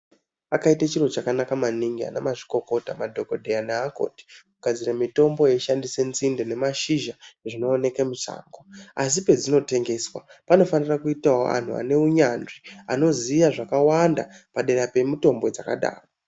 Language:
Ndau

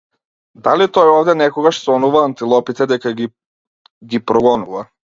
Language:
Macedonian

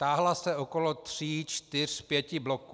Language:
Czech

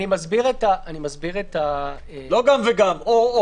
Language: Hebrew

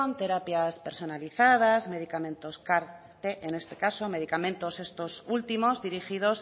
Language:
Spanish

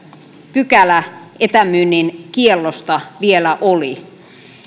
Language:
Finnish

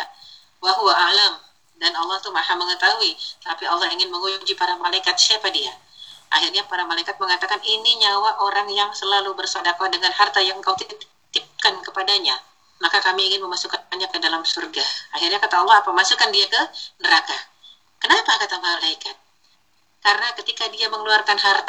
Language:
Indonesian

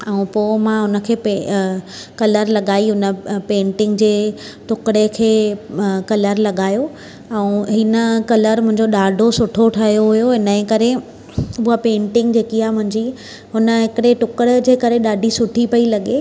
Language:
Sindhi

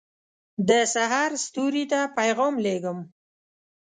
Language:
Pashto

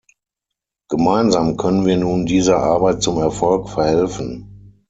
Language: German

